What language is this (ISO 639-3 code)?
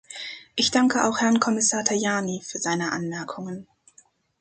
deu